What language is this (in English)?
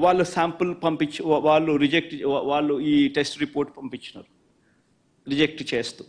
Telugu